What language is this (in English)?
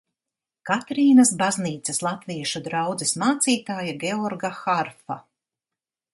Latvian